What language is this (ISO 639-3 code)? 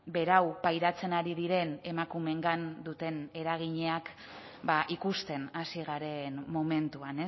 eus